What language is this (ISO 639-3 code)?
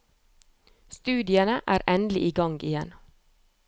nor